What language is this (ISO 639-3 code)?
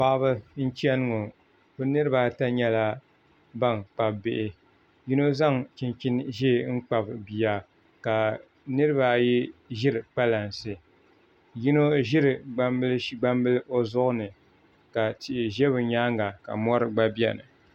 dag